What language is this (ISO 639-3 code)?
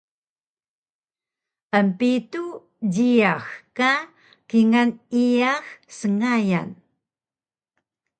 trv